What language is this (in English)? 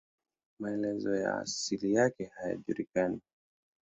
Swahili